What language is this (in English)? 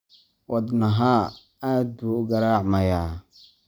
Somali